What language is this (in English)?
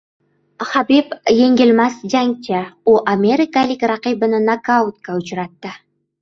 Uzbek